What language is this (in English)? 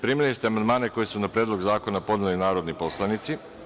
Serbian